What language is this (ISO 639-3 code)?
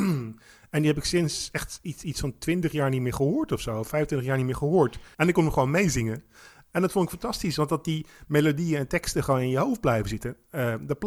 nld